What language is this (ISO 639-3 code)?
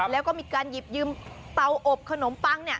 tha